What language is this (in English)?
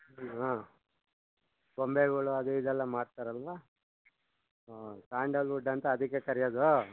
Kannada